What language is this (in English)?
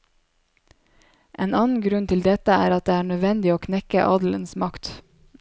Norwegian